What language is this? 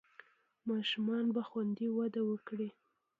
Pashto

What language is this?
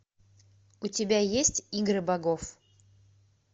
Russian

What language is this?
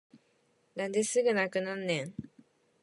Japanese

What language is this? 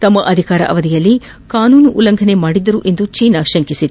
Kannada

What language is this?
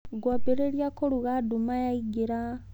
Kikuyu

